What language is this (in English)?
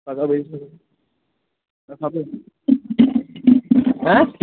Kashmiri